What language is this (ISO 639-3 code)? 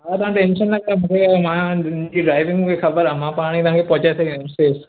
snd